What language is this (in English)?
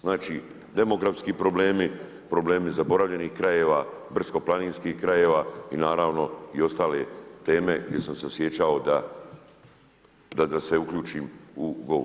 Croatian